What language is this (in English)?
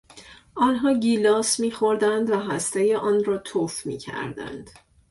Persian